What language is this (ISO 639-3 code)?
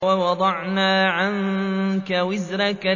ara